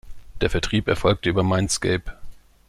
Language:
German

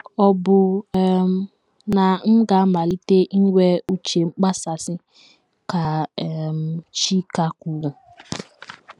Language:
Igbo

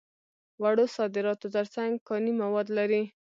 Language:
Pashto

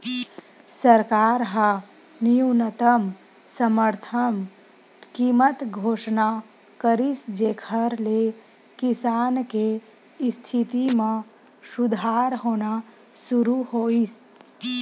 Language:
Chhattisgarhi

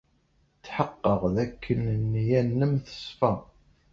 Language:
Kabyle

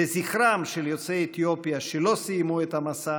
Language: Hebrew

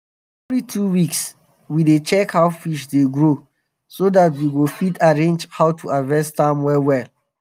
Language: Nigerian Pidgin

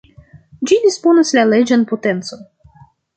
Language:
Esperanto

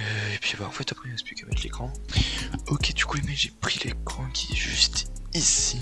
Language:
French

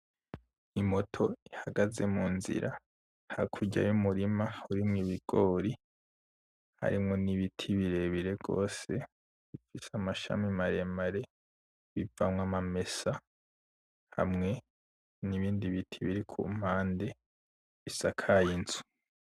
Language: Rundi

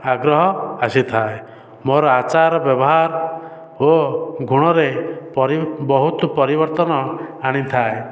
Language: Odia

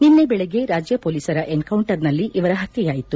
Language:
Kannada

